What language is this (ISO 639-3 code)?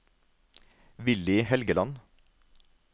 nor